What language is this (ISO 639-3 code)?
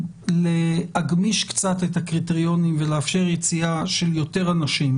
heb